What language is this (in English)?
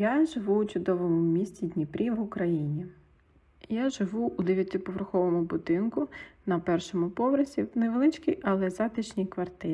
Ukrainian